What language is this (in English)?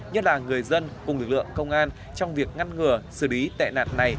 Vietnamese